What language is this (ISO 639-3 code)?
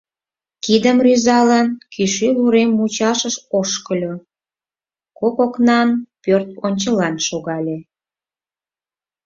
chm